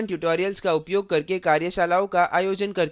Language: Hindi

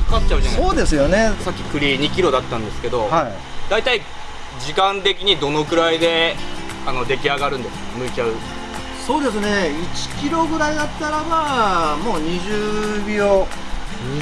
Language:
Japanese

